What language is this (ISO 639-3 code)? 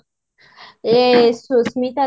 ori